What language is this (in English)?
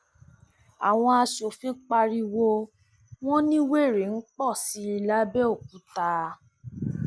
Yoruba